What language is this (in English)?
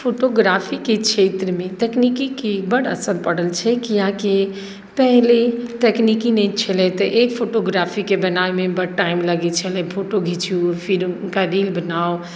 Maithili